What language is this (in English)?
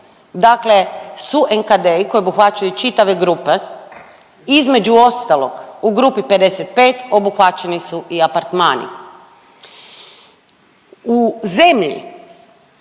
Croatian